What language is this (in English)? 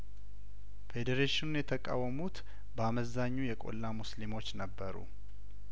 Amharic